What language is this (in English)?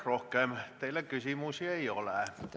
Estonian